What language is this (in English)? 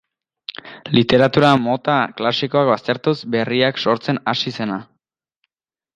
Basque